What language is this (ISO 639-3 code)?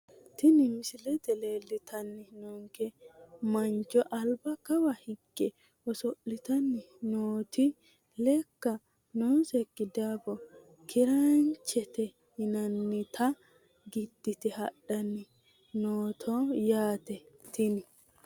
sid